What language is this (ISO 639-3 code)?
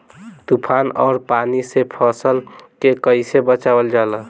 bho